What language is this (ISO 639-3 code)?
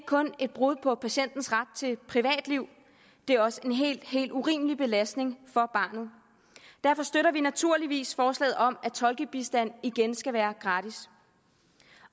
dan